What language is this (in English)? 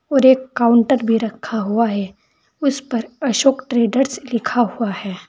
Hindi